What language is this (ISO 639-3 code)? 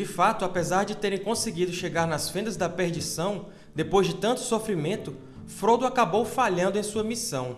por